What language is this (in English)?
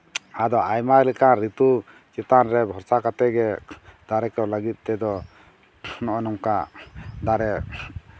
Santali